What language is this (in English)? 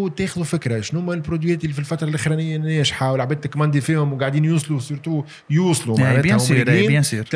Arabic